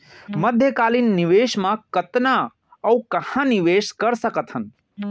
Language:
Chhattisgarhi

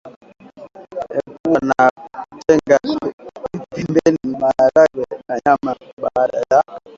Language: Swahili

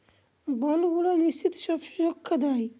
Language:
Bangla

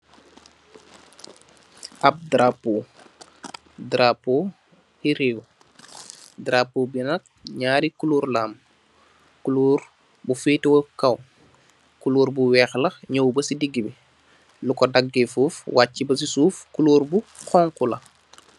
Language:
Wolof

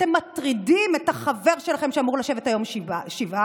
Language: Hebrew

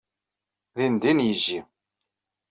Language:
Kabyle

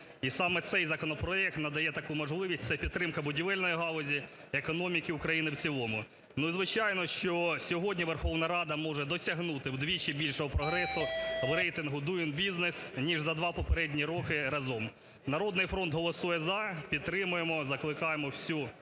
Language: Ukrainian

